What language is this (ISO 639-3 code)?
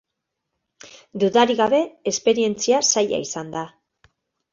eus